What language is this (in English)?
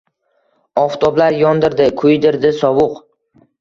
Uzbek